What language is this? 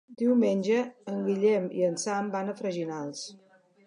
Catalan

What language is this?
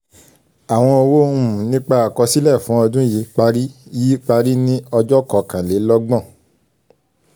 Yoruba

